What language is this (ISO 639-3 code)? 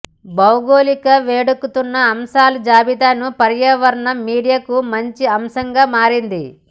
tel